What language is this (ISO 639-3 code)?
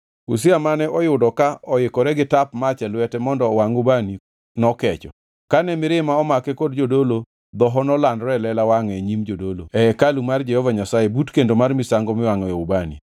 luo